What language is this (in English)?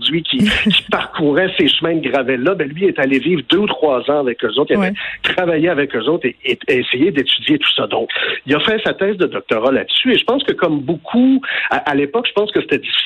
French